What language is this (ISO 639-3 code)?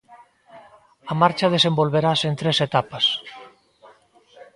glg